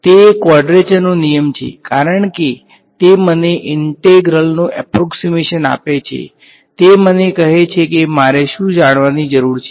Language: Gujarati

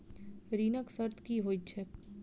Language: Maithili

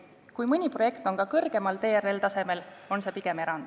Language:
Estonian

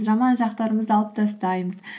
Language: Kazakh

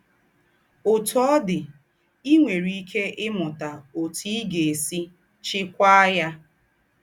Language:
Igbo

